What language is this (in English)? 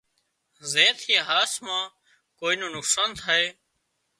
Wadiyara Koli